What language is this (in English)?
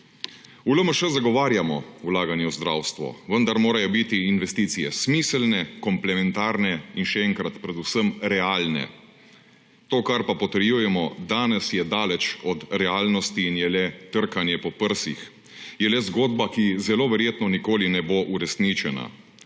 Slovenian